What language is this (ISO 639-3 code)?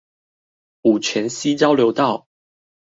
zho